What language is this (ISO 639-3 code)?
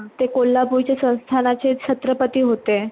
mar